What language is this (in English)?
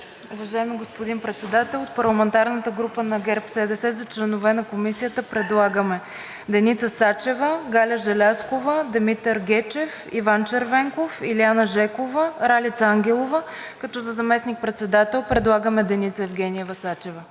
Bulgarian